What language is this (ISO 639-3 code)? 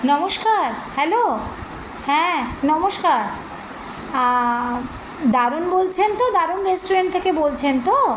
ben